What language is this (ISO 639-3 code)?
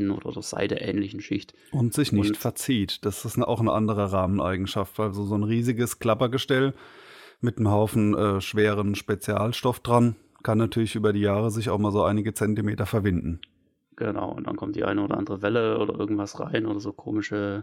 deu